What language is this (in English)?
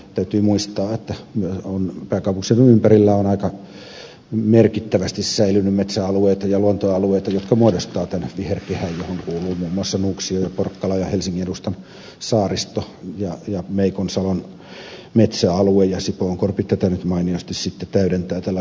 Finnish